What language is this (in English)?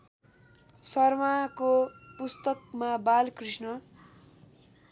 Nepali